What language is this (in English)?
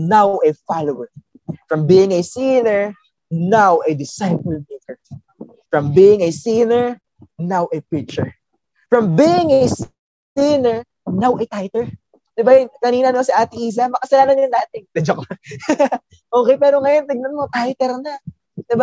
Filipino